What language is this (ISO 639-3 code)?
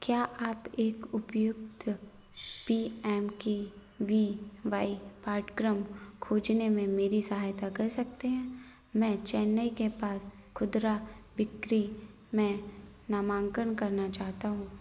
hin